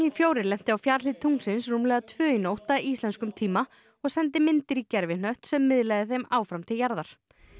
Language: Icelandic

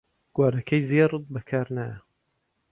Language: Central Kurdish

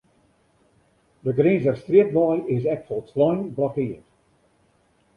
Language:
Western Frisian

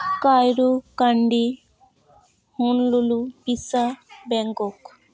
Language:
Santali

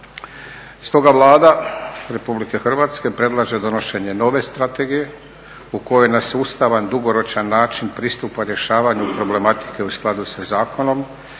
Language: Croatian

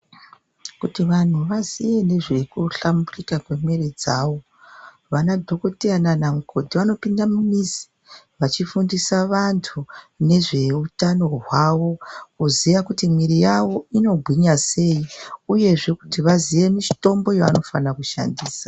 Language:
Ndau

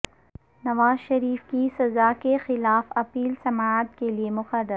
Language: Urdu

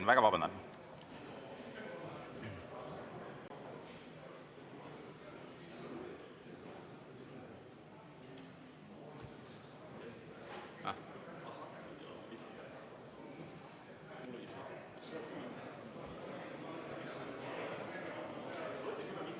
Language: Estonian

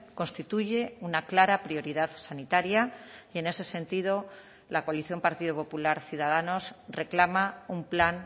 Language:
Spanish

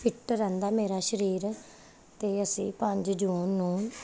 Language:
Punjabi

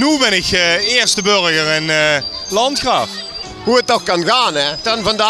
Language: Dutch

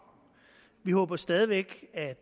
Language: Danish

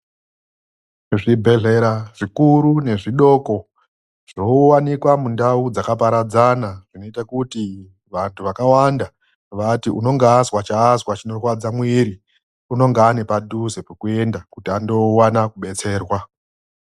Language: Ndau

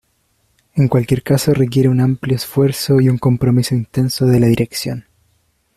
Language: Spanish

